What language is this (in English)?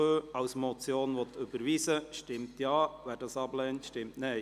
Swiss German